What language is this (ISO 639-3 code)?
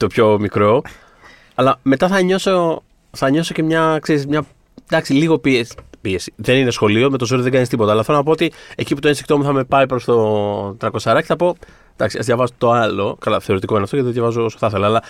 ell